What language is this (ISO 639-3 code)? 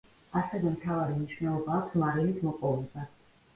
kat